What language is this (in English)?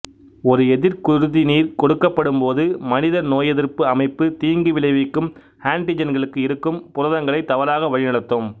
Tamil